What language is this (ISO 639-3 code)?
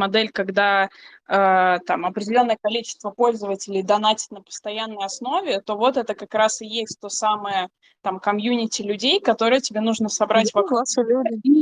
rus